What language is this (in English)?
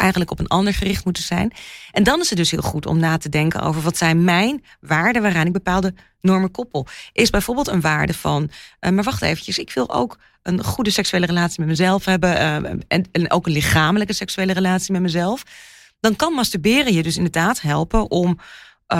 Dutch